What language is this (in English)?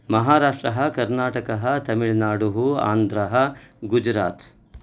Sanskrit